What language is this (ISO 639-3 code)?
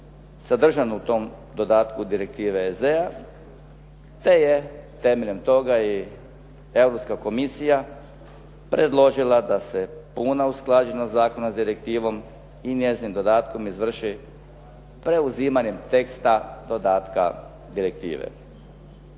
hrv